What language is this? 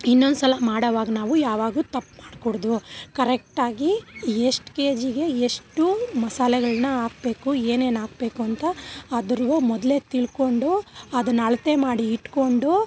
Kannada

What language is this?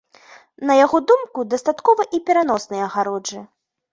Belarusian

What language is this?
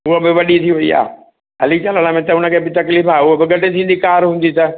Sindhi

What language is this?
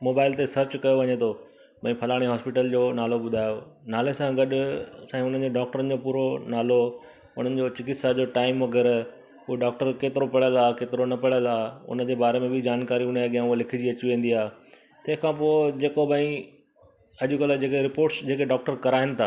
Sindhi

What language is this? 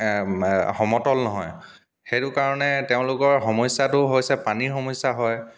Assamese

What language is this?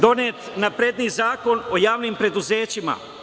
Serbian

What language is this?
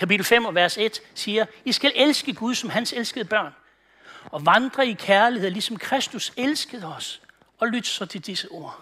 Danish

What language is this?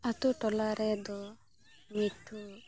Santali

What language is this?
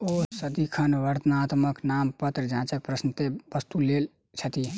Maithili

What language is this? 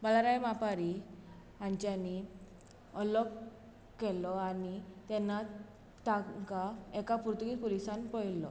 Konkani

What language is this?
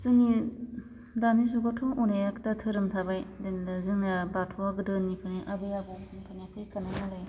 Bodo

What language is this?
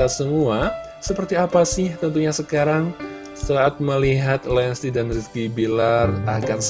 Indonesian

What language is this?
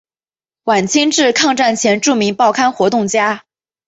Chinese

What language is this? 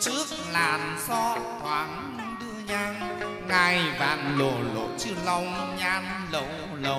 Vietnamese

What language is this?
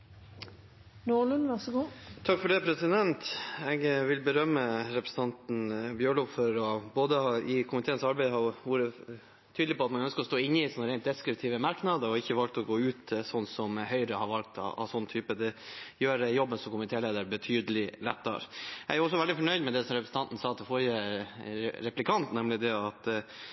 Norwegian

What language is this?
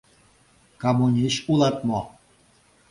Mari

